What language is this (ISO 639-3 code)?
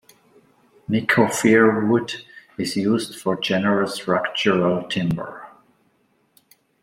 eng